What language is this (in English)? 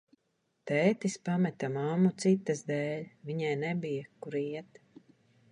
Latvian